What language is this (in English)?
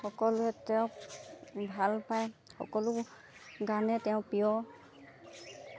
Assamese